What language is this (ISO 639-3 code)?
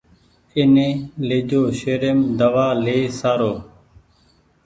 gig